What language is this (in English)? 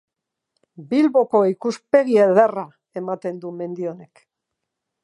Basque